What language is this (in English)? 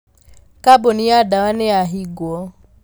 Kikuyu